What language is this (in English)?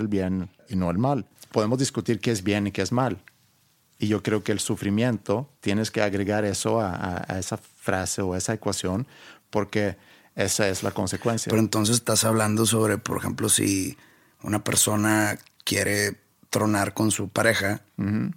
Spanish